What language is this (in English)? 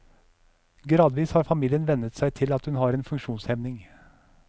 Norwegian